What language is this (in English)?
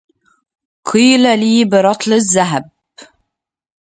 Arabic